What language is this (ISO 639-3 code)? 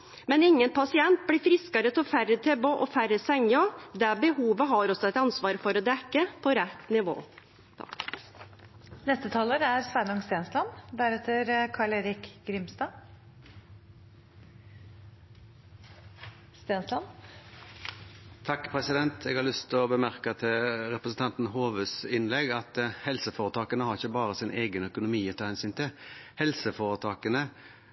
nor